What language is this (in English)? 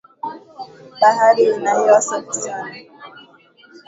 Swahili